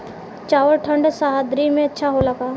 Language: Bhojpuri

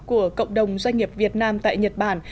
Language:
Vietnamese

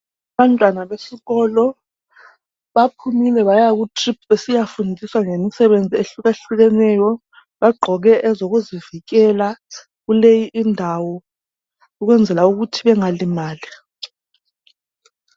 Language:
North Ndebele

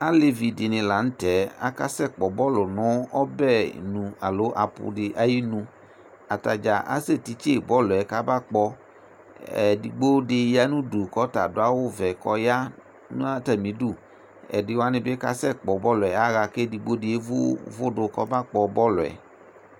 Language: Ikposo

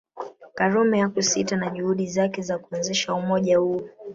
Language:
Swahili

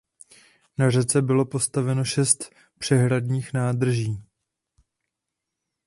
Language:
Czech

